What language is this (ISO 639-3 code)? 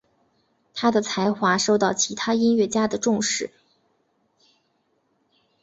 zho